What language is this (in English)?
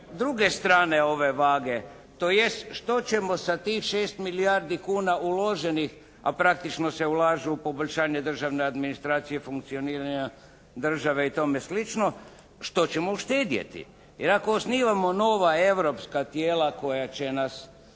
Croatian